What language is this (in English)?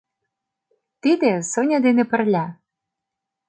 Mari